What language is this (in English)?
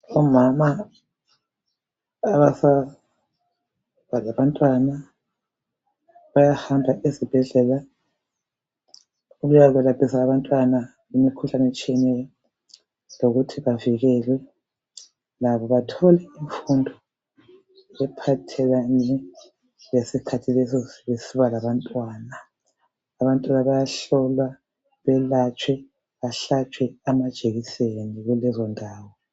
North Ndebele